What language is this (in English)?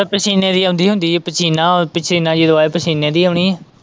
Punjabi